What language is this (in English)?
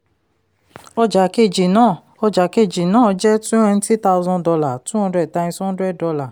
Yoruba